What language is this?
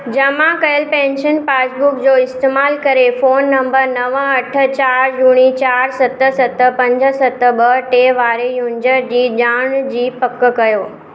Sindhi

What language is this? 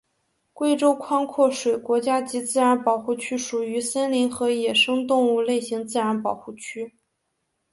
Chinese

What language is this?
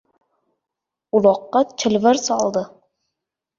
Uzbek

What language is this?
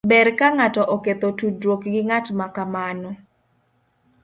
Luo (Kenya and Tanzania)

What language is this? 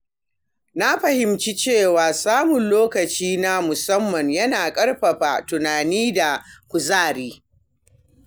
Hausa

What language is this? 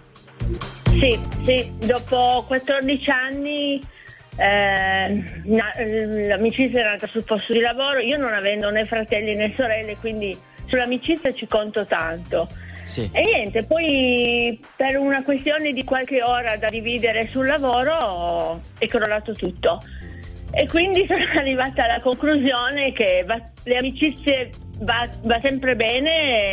Italian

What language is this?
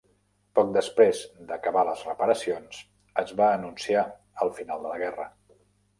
Catalan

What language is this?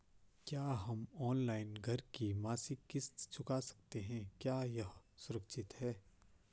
Hindi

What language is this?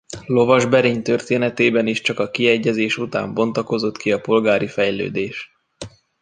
Hungarian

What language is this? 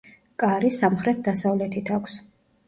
Georgian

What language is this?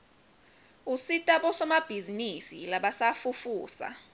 Swati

